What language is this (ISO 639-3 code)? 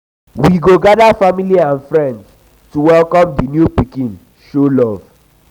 pcm